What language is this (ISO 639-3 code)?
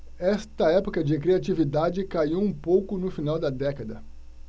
por